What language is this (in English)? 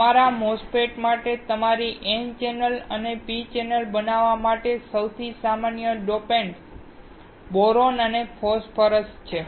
Gujarati